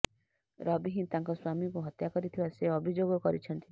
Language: Odia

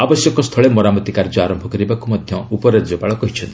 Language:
Odia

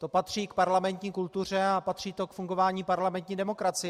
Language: Czech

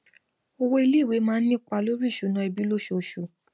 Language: Yoruba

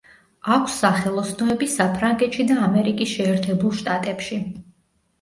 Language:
Georgian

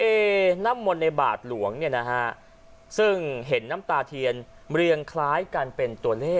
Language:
Thai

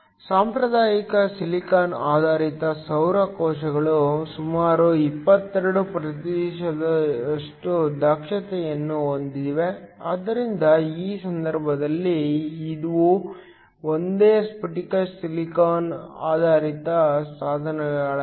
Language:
Kannada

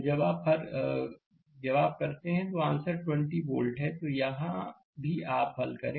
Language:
Hindi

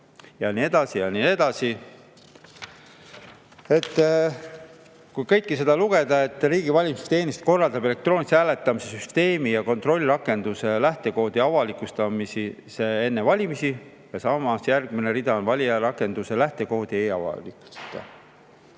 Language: Estonian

